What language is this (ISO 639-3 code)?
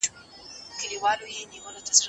pus